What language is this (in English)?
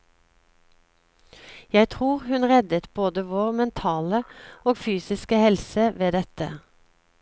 Norwegian